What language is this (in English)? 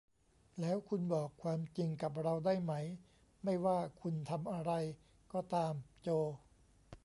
Thai